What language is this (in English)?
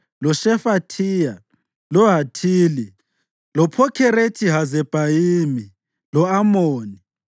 North Ndebele